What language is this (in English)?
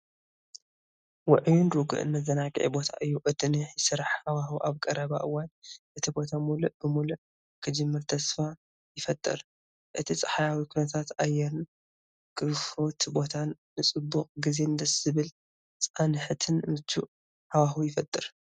Tigrinya